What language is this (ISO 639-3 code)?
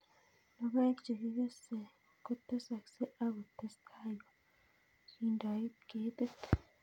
kln